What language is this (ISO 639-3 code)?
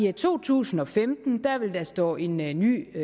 dan